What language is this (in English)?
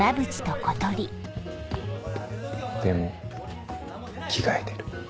Japanese